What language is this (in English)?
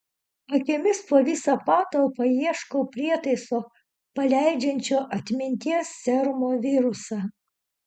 Lithuanian